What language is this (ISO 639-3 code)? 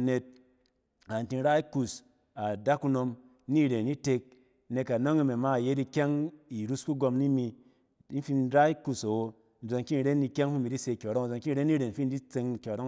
cen